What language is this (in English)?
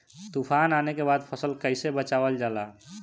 Bhojpuri